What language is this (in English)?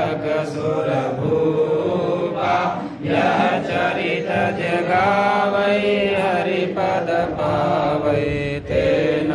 Indonesian